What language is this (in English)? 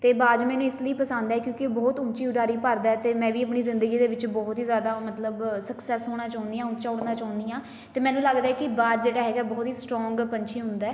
Punjabi